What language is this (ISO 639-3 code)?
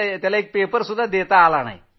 mar